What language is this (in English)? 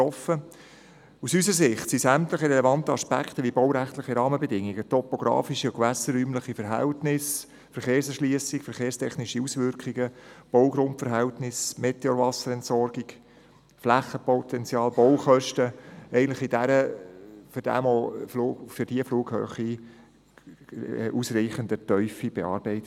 Swiss German